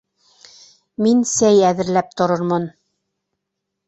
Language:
Bashkir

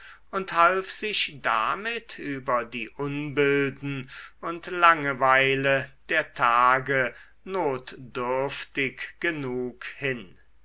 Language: German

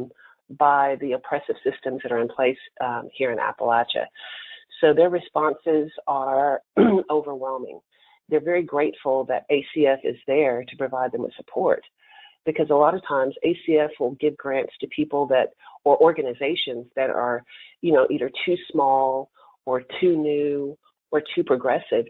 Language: English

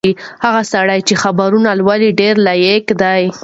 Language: Pashto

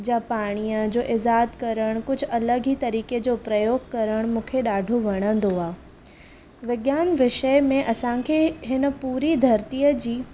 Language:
Sindhi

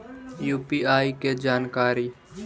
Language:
Magahi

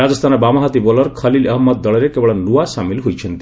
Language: Odia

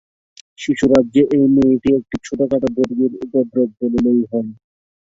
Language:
Bangla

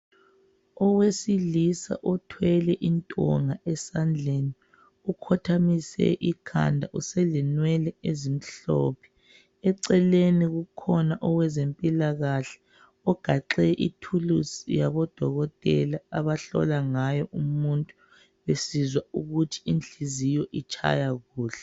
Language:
North Ndebele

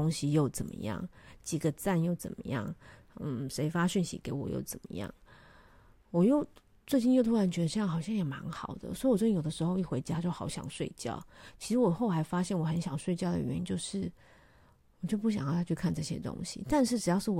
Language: Chinese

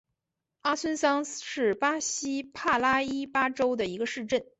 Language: Chinese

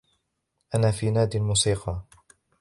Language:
Arabic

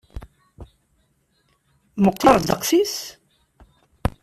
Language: Kabyle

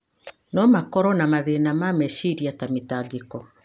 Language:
Kikuyu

